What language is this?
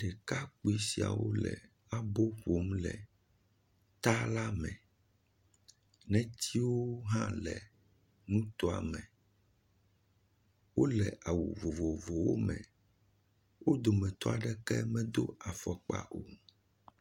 Ewe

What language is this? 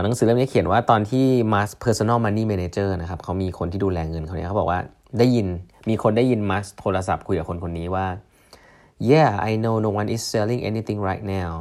Thai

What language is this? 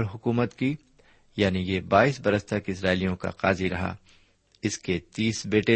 Urdu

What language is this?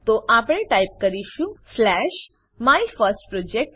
Gujarati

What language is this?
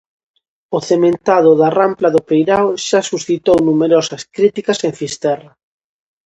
Galician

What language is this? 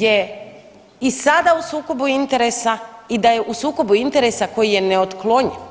Croatian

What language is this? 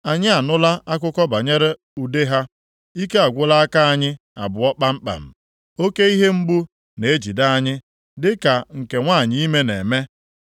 Igbo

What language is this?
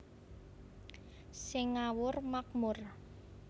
Javanese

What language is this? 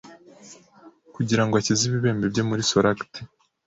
Kinyarwanda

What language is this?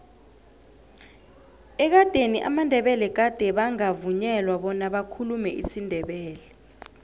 South Ndebele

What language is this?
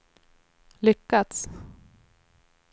Swedish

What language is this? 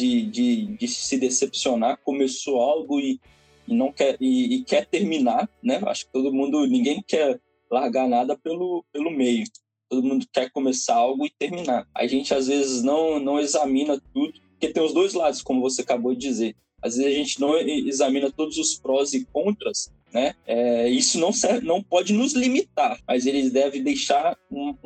Portuguese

